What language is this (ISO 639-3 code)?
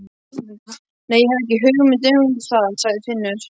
isl